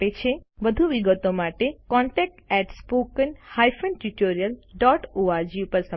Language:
Gujarati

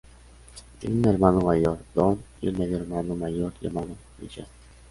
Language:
Spanish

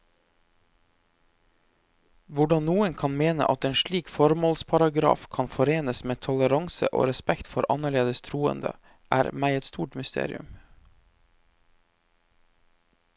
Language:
Norwegian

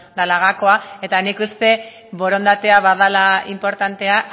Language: Basque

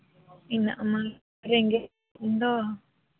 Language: Santali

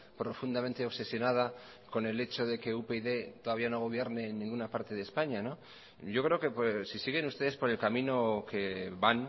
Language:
Spanish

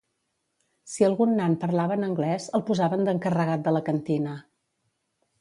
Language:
Catalan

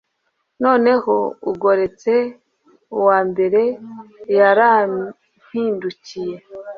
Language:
Kinyarwanda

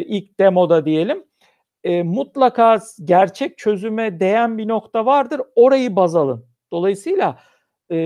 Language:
Turkish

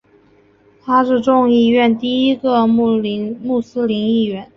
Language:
Chinese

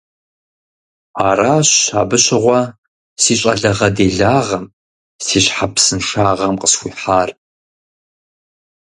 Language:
Kabardian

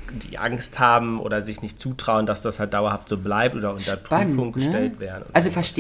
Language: German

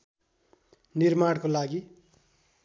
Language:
Nepali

